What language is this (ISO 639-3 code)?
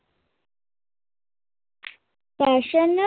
pan